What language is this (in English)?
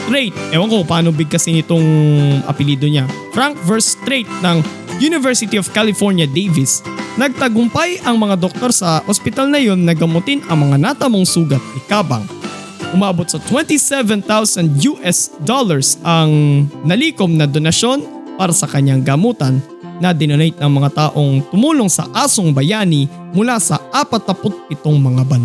Filipino